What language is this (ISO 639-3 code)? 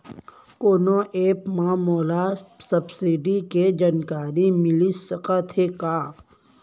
hne